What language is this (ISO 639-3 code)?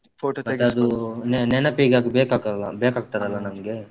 kan